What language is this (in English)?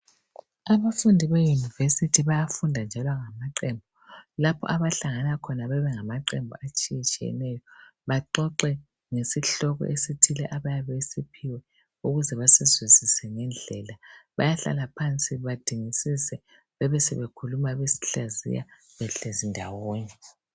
North Ndebele